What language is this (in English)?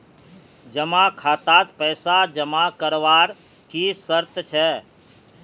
Magahi